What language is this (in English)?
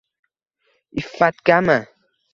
Uzbek